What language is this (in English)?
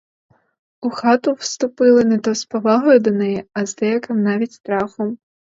Ukrainian